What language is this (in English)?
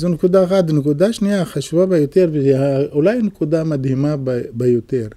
Hebrew